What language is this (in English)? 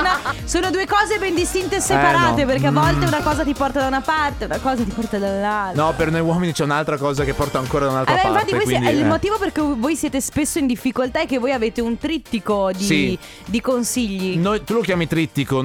Italian